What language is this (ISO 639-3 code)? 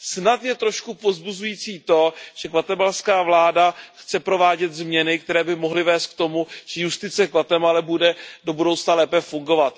ces